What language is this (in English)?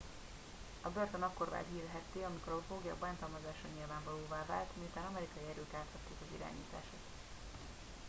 Hungarian